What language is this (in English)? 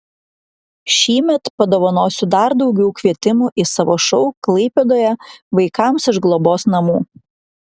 Lithuanian